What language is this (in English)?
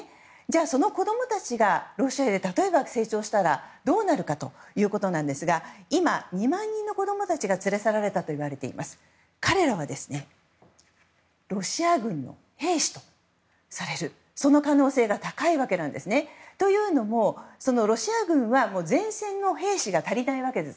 Japanese